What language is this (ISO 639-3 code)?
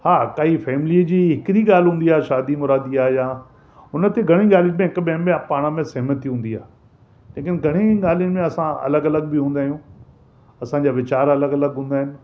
snd